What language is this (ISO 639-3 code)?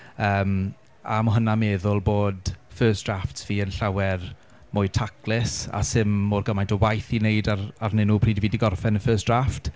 cym